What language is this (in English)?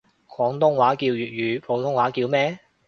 Cantonese